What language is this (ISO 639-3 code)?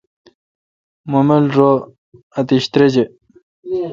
xka